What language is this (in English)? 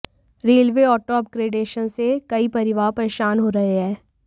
Hindi